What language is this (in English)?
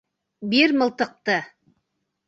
Bashkir